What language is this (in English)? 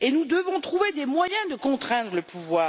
French